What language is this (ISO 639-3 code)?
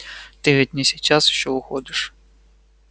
rus